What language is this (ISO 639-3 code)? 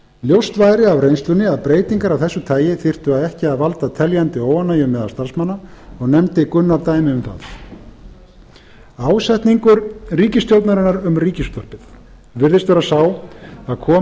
isl